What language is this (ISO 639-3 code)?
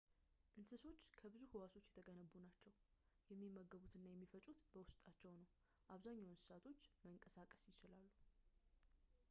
amh